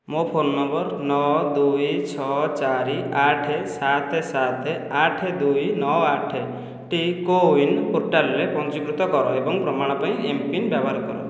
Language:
Odia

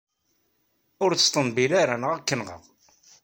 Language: Kabyle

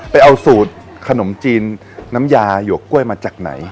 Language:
Thai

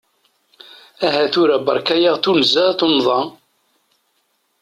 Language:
Kabyle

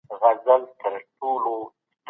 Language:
Pashto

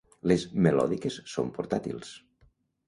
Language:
Catalan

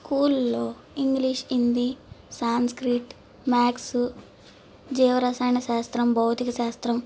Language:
Telugu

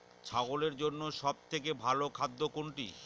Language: Bangla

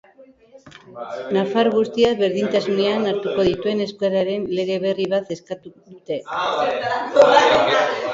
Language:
Basque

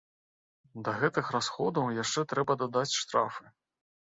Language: Belarusian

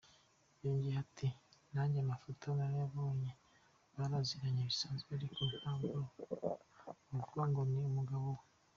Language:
Kinyarwanda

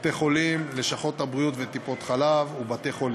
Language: Hebrew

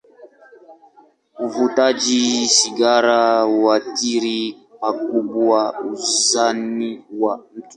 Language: Swahili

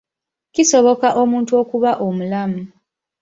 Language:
Ganda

